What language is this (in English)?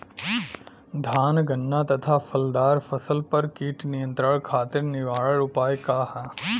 Bhojpuri